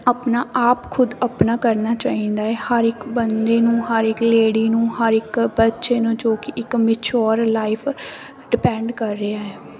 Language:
Punjabi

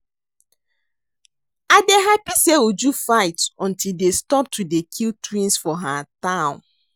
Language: Nigerian Pidgin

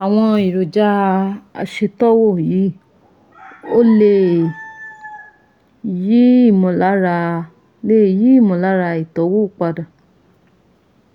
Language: Yoruba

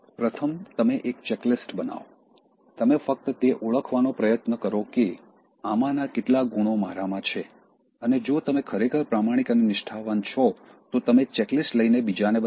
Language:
Gujarati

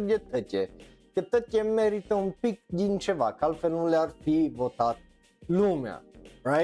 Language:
Romanian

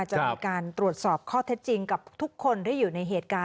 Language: Thai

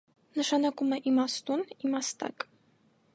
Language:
Armenian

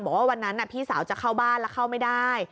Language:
Thai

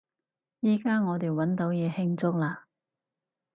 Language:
Cantonese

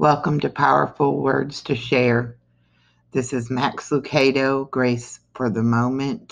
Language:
English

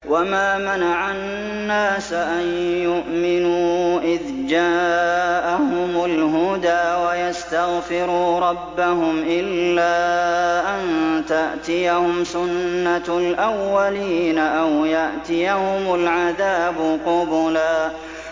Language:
Arabic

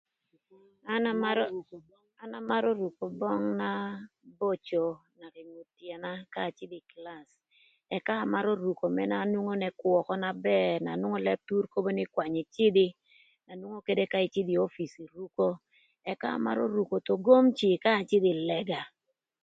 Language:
Thur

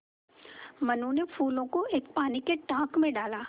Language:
Hindi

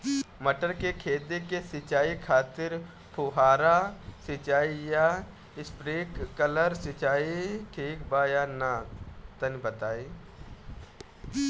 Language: Bhojpuri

